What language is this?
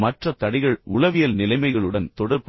Tamil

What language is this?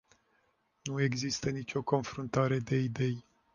Romanian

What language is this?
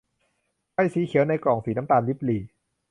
Thai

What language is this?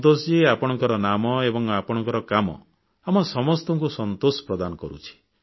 Odia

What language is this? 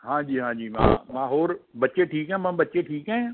Punjabi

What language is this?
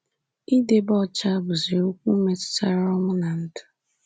Igbo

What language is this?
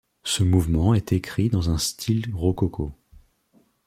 French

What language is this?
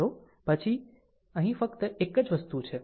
Gujarati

